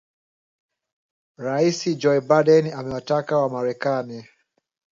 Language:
Swahili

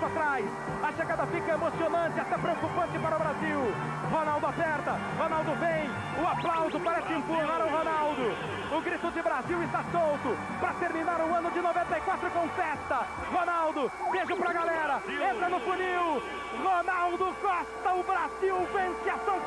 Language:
Portuguese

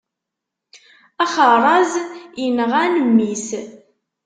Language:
Kabyle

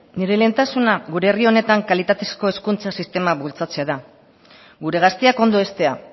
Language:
Basque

